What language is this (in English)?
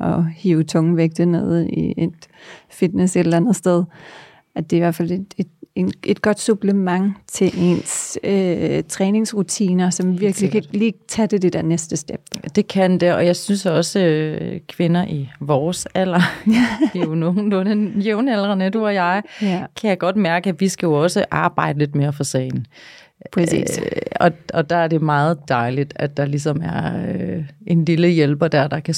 Danish